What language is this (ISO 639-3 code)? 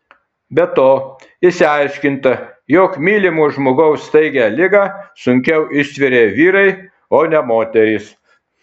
lit